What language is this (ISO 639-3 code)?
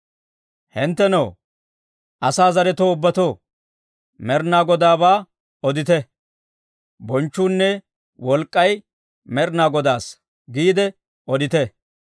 dwr